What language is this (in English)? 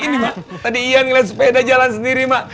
Indonesian